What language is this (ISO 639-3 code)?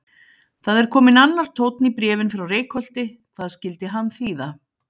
isl